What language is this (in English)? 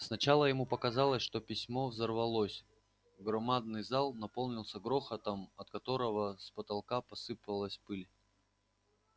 Russian